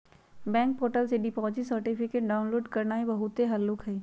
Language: Magahi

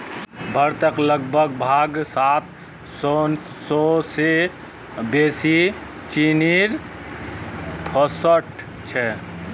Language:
Magahi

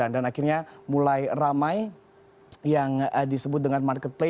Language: Indonesian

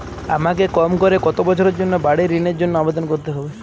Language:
Bangla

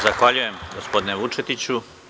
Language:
Serbian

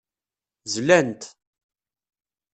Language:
Kabyle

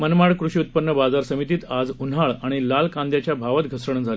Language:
Marathi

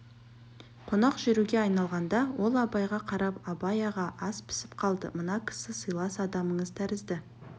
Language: Kazakh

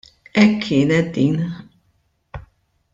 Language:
Maltese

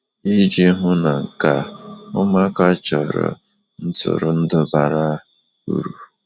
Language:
Igbo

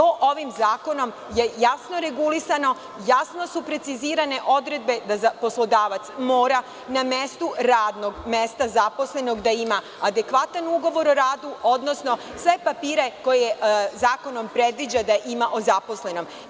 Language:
Serbian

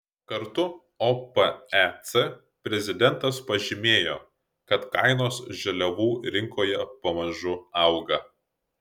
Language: Lithuanian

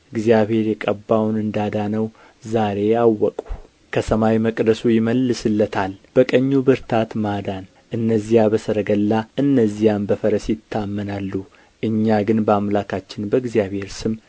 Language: Amharic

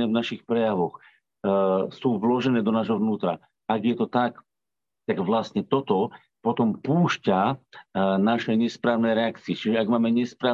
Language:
Slovak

